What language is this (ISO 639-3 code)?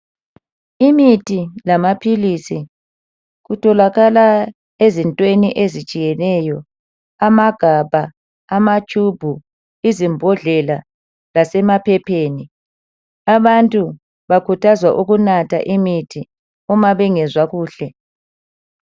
nde